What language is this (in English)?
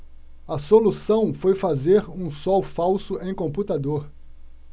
Portuguese